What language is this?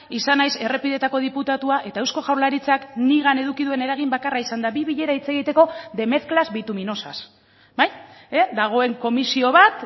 Basque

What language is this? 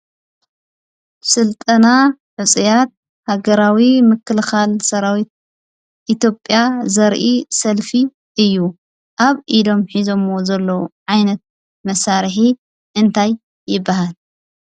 Tigrinya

